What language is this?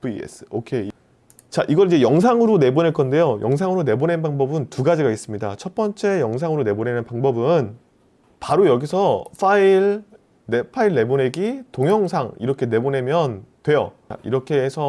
Korean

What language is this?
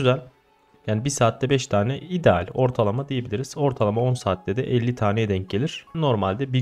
Turkish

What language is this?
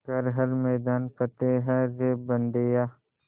Hindi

